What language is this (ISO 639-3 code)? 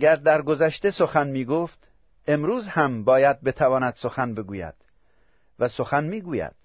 fas